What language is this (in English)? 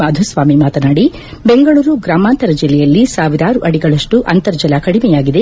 Kannada